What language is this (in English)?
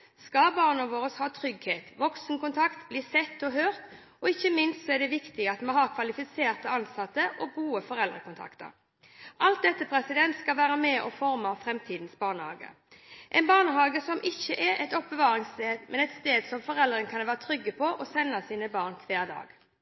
Norwegian Bokmål